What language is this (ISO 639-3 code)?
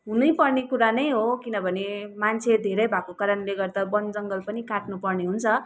nep